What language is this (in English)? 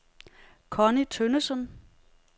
Danish